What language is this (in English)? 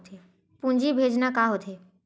Chhattisgarhi